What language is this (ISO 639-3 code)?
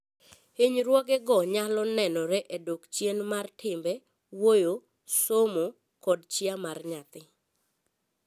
luo